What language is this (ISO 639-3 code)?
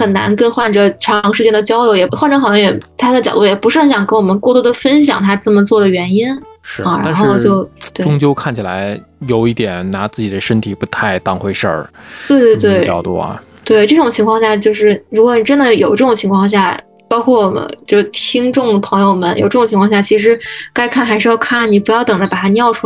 zho